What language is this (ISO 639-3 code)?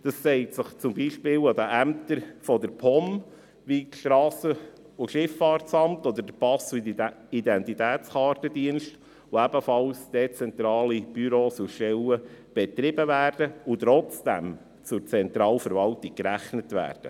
gsw